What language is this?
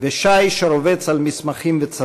Hebrew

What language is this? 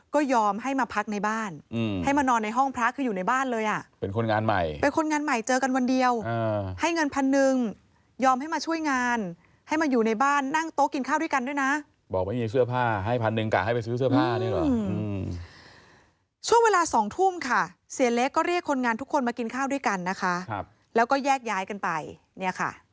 Thai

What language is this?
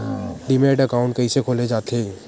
Chhattisgarhi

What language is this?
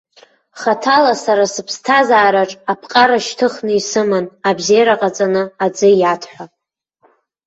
Abkhazian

